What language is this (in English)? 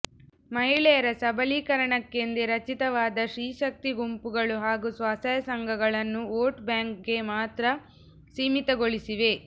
Kannada